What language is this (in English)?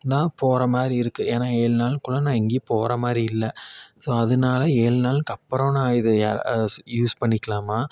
Tamil